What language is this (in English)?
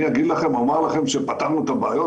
Hebrew